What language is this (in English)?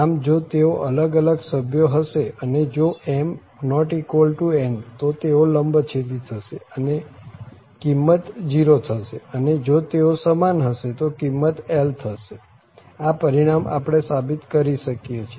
Gujarati